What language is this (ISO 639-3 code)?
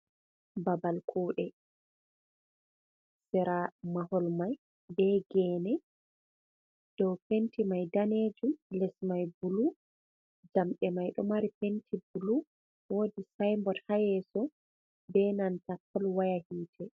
ful